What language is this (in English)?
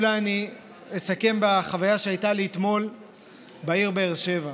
Hebrew